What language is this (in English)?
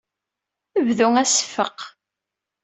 Kabyle